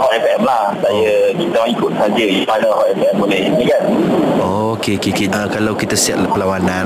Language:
Malay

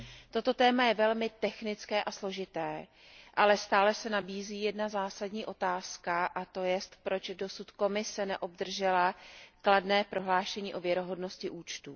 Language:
Czech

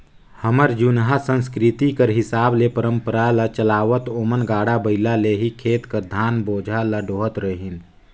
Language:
Chhattisgarhi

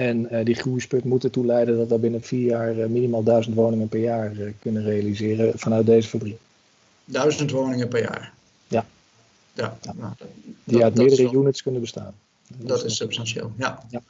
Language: Dutch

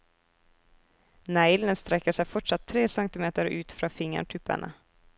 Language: Norwegian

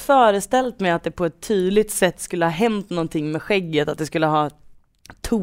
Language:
Swedish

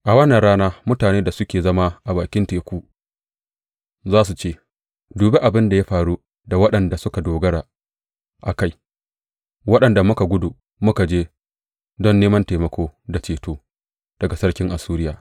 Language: Hausa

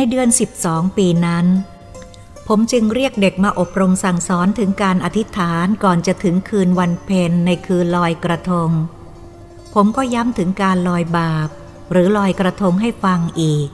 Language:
Thai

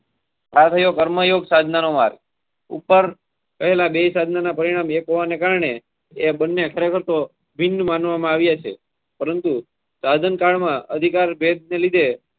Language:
Gujarati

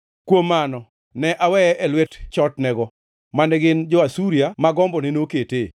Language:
Luo (Kenya and Tanzania)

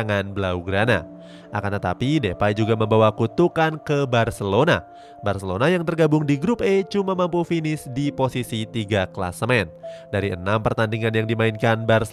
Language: Indonesian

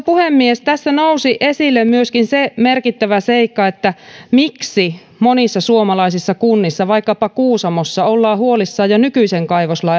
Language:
Finnish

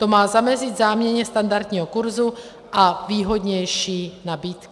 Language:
Czech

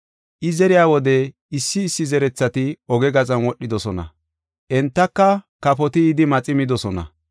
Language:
Gofa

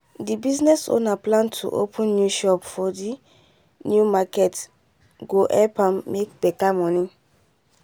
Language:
Nigerian Pidgin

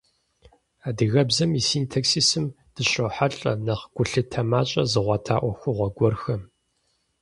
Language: Kabardian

